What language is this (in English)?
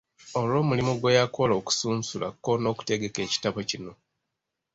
Ganda